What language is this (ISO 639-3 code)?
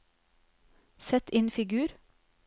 nor